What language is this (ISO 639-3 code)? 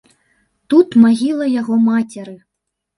bel